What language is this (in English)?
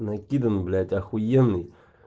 Russian